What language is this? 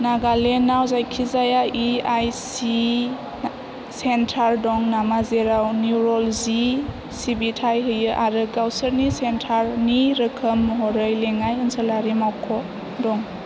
Bodo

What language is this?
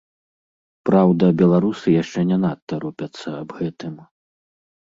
Belarusian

